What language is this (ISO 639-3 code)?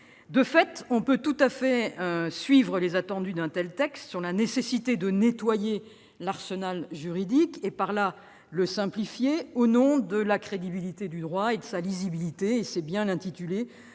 fra